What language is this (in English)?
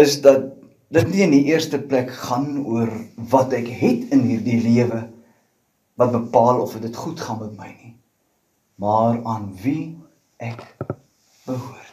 Dutch